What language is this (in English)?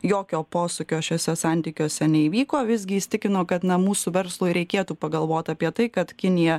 Lithuanian